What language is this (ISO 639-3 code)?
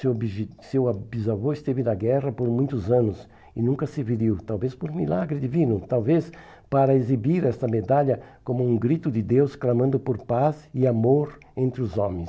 por